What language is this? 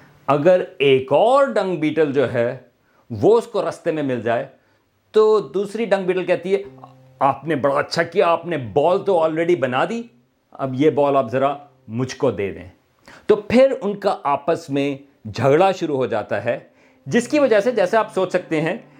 Urdu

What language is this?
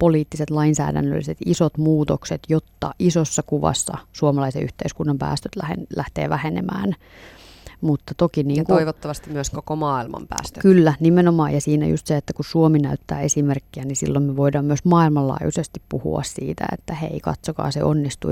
Finnish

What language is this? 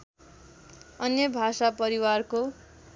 Nepali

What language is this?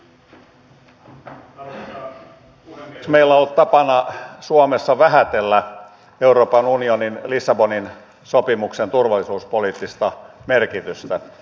Finnish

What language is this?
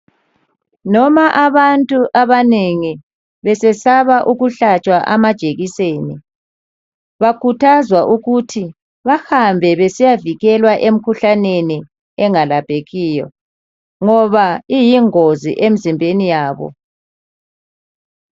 North Ndebele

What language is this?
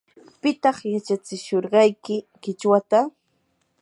Yanahuanca Pasco Quechua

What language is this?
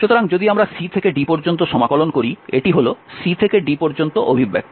Bangla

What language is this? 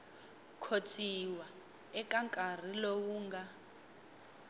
Tsonga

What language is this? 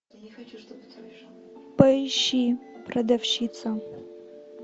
Russian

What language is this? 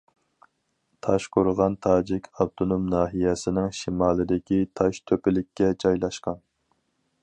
Uyghur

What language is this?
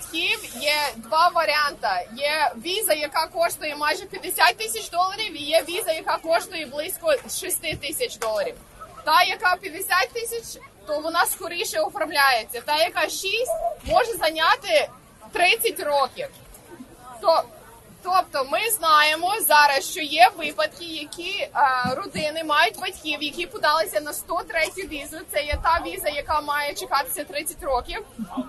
Ukrainian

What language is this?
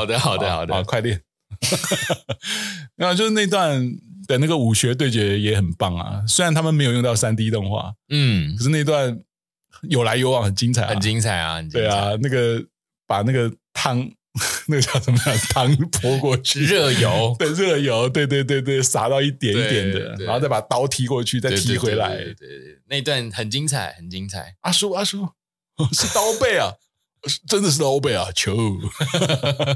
Chinese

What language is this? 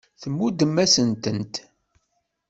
Kabyle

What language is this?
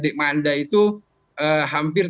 Indonesian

